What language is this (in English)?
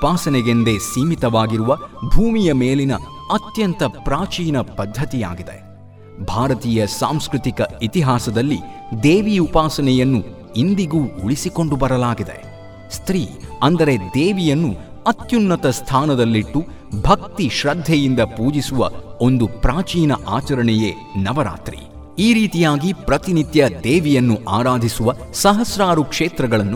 Kannada